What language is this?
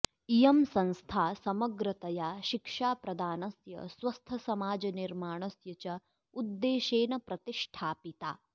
Sanskrit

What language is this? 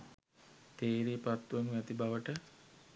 Sinhala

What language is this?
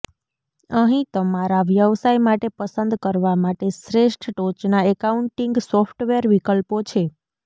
Gujarati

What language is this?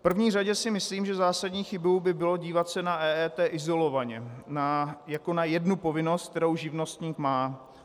Czech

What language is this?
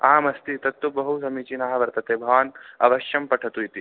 Sanskrit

